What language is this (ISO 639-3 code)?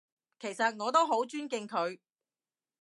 yue